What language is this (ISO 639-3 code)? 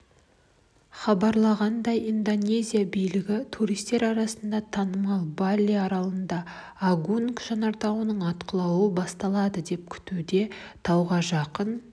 kaz